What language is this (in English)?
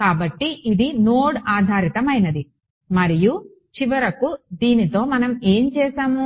Telugu